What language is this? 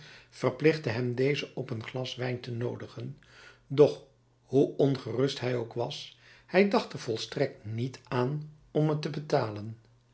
Dutch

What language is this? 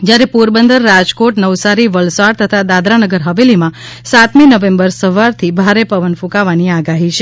Gujarati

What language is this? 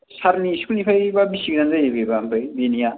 Bodo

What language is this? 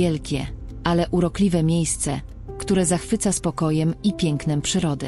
Polish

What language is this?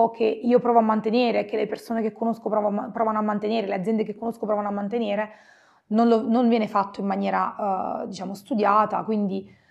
Italian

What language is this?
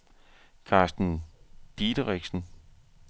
Danish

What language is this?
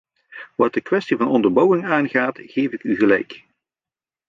Dutch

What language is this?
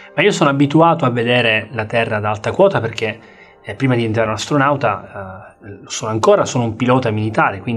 Italian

